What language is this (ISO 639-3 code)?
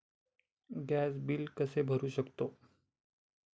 mar